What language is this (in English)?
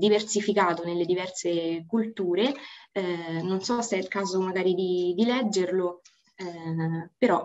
Italian